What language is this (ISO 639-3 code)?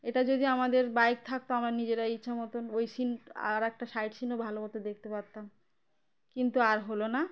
ben